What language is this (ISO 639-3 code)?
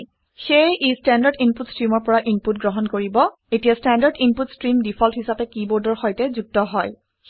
asm